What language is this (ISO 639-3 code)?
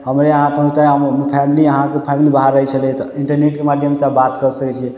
mai